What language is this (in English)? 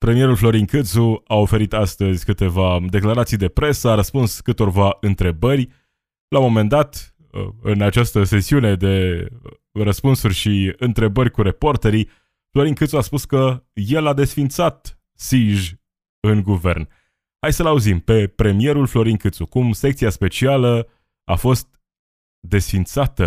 Romanian